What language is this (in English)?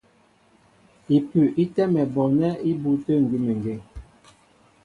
Mbo (Cameroon)